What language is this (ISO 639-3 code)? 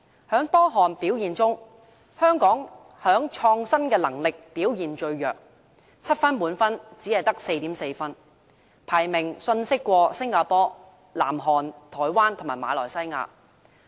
yue